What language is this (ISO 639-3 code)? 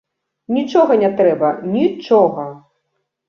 bel